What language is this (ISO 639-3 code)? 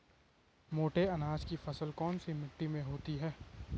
hin